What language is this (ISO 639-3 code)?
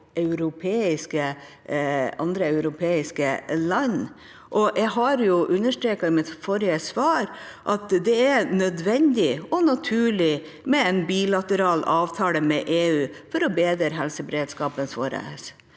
nor